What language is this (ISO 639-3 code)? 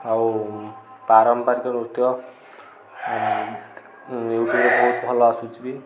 ori